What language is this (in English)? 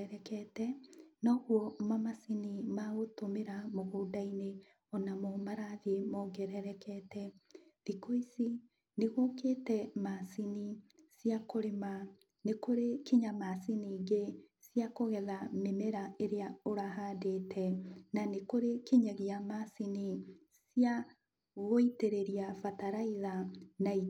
Kikuyu